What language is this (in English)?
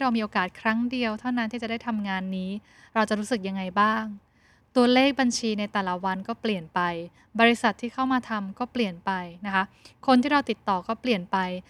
Thai